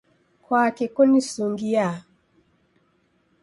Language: Taita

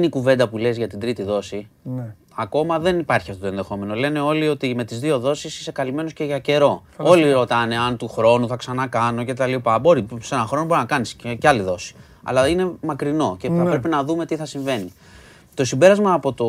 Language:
Greek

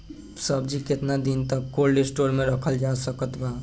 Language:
Bhojpuri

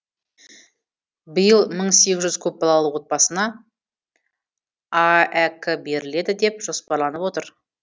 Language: Kazakh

